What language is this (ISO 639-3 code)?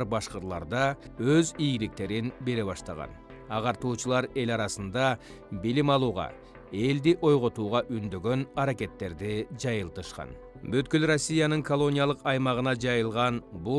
tur